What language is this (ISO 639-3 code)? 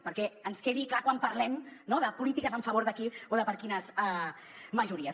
cat